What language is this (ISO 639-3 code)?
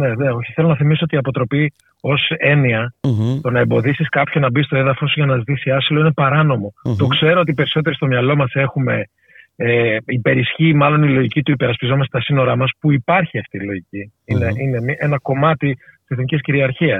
ell